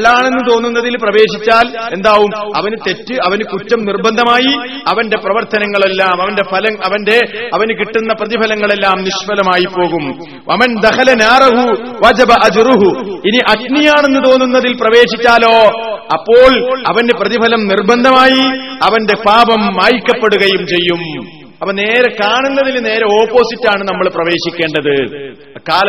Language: Malayalam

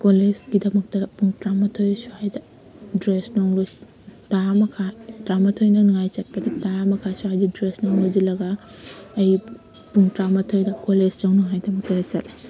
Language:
Manipuri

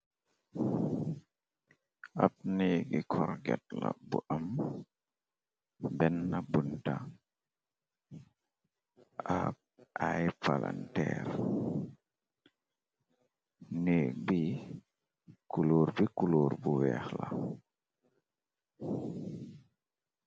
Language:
Wolof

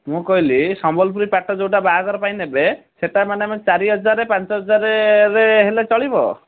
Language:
Odia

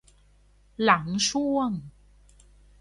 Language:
Thai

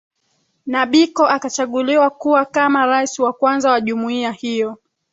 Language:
Swahili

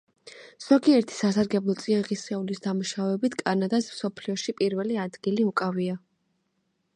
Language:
Georgian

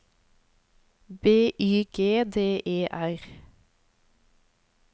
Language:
Norwegian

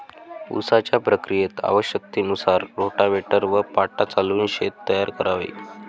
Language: Marathi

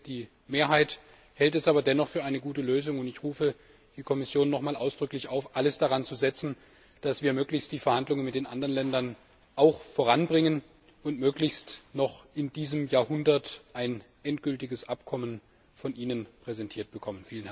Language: German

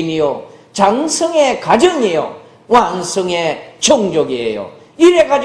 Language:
Korean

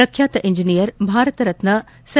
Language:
Kannada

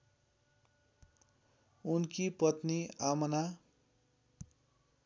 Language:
Nepali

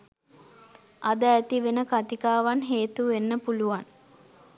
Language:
Sinhala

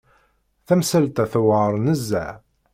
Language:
Kabyle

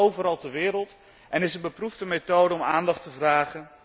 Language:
Dutch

